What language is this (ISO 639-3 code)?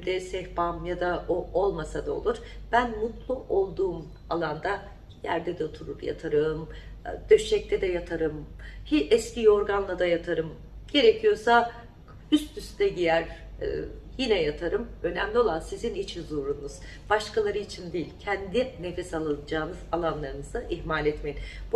tur